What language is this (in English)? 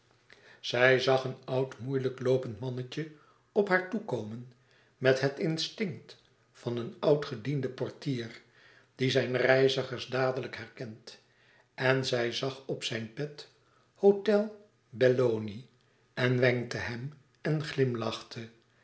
Dutch